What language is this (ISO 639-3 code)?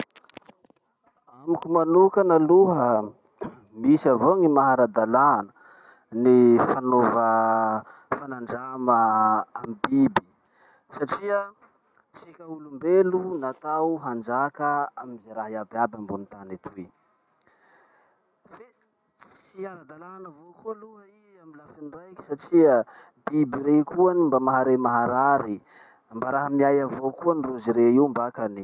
msh